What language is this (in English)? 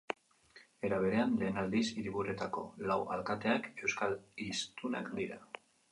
Basque